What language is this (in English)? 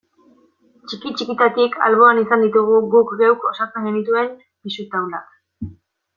Basque